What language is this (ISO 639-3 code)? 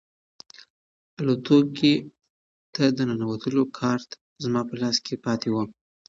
pus